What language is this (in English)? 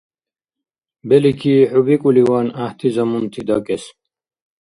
Dargwa